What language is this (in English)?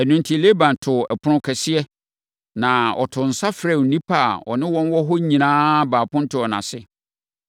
Akan